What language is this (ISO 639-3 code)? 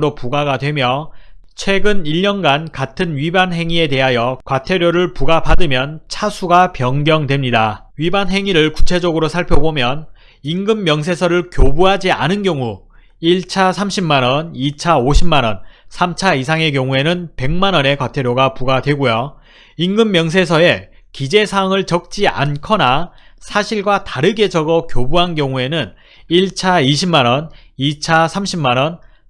kor